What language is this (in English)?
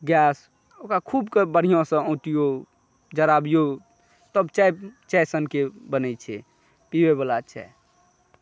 Maithili